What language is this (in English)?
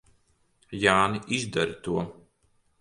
Latvian